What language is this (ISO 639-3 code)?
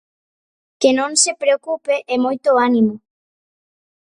glg